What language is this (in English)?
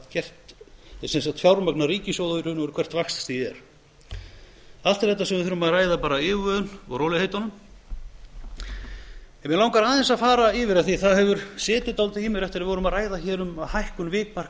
Icelandic